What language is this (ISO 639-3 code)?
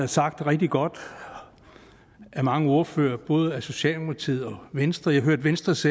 dan